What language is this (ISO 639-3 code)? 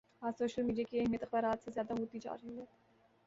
urd